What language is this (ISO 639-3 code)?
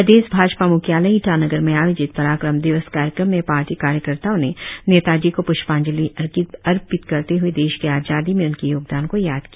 hin